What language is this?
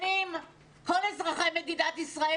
Hebrew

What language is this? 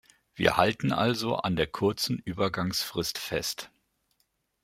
German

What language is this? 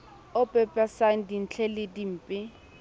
Southern Sotho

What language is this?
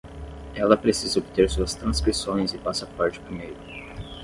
Portuguese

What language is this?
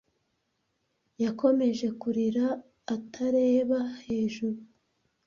Kinyarwanda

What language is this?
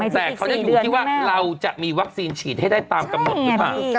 Thai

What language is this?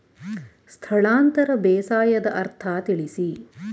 Kannada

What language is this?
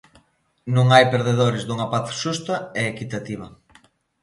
Galician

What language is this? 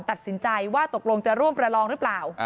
Thai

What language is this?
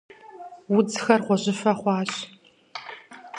Kabardian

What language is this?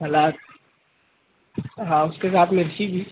Urdu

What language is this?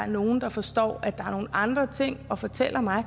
Danish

